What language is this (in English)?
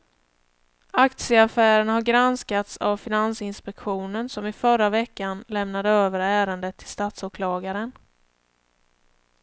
Swedish